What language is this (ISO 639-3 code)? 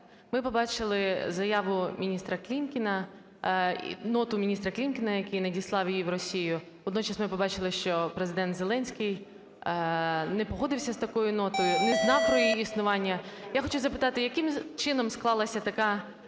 ukr